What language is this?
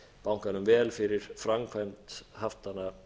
Icelandic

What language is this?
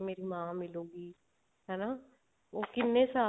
Punjabi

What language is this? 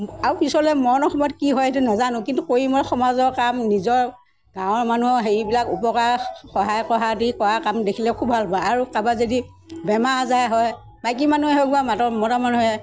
Assamese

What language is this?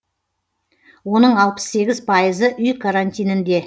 Kazakh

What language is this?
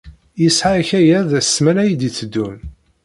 Kabyle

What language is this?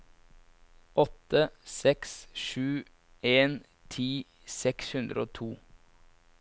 Norwegian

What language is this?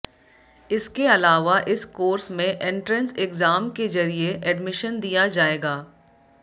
Hindi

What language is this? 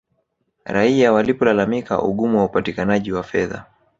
Swahili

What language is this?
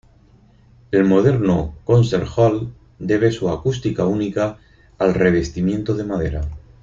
Spanish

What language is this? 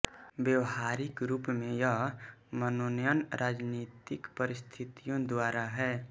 Hindi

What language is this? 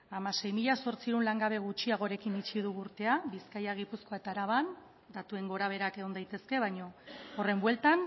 Basque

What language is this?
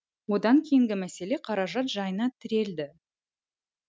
Kazakh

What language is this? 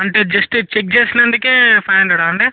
Telugu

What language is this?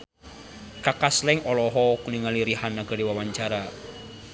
Sundanese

